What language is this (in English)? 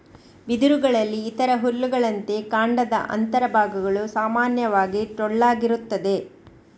Kannada